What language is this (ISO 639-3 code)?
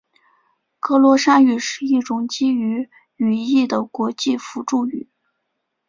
zho